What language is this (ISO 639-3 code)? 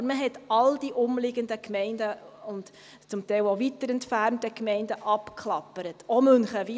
gsw